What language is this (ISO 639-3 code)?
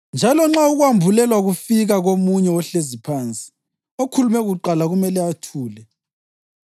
nde